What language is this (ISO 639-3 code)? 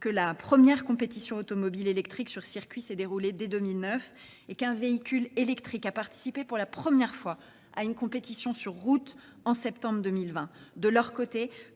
fra